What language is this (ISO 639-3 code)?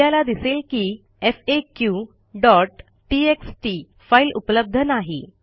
mar